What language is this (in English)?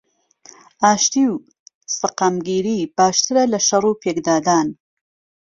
Central Kurdish